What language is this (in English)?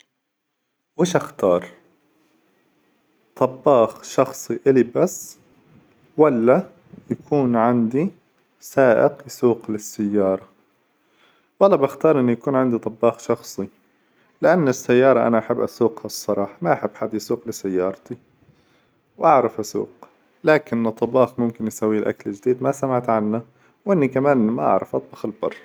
Hijazi Arabic